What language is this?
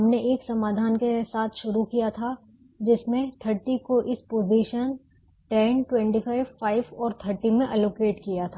Hindi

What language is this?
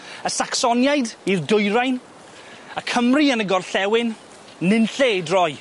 Welsh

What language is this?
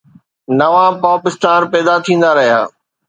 Sindhi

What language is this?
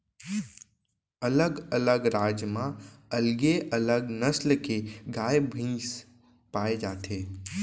Chhattisgarhi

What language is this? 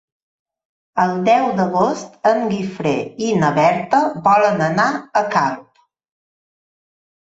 Catalan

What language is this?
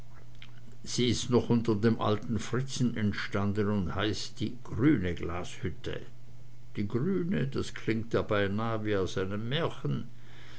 German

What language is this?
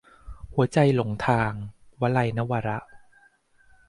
Thai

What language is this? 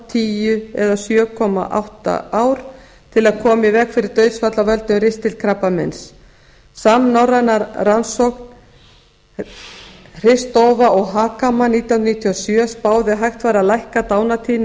Icelandic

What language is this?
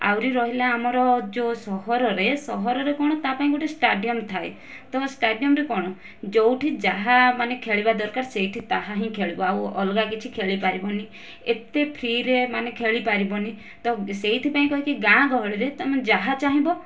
Odia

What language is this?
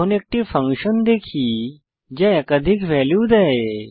Bangla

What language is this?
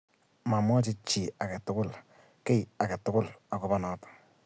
Kalenjin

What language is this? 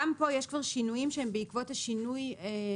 Hebrew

